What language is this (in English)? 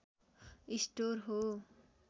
Nepali